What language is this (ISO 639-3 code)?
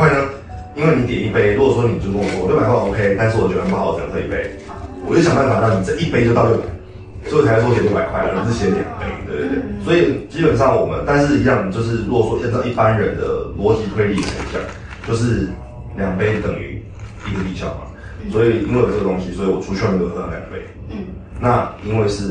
zho